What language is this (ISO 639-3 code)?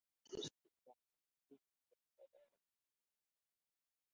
ben